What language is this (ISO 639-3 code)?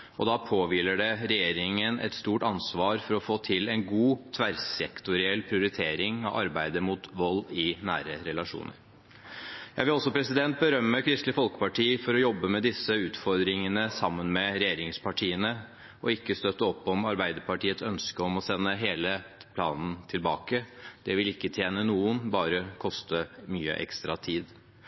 nob